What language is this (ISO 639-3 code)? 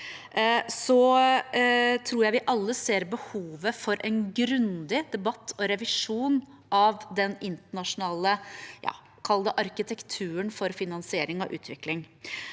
nor